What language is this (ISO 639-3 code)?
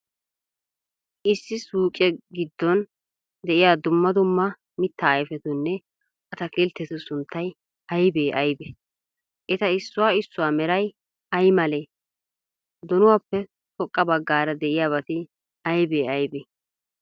wal